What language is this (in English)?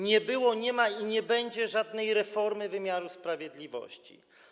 Polish